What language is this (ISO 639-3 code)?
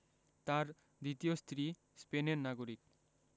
ben